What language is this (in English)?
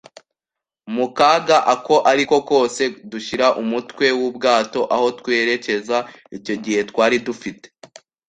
Kinyarwanda